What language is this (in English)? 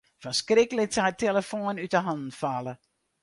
Western Frisian